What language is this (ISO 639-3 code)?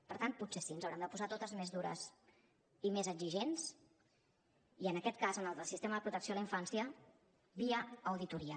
cat